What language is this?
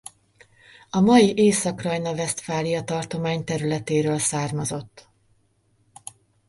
Hungarian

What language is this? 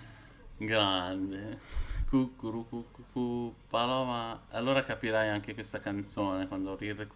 Italian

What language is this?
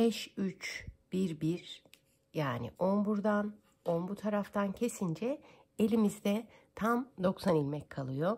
Turkish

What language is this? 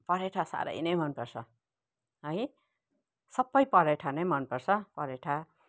Nepali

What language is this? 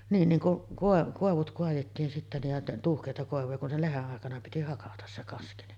Finnish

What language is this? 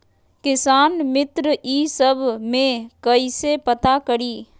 Magahi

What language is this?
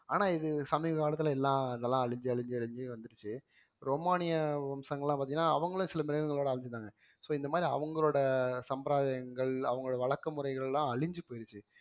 Tamil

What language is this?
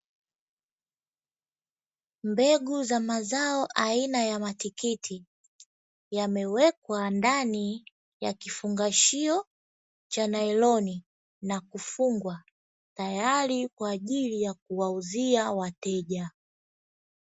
Swahili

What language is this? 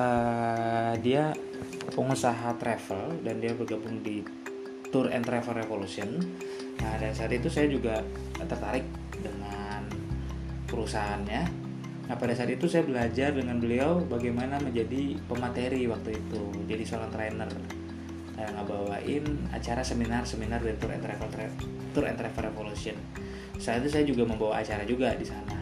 Indonesian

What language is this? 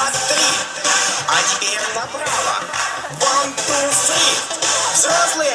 Russian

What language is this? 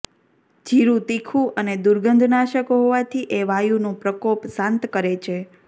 Gujarati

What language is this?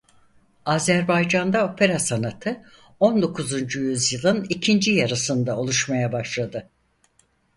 Turkish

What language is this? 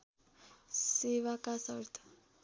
Nepali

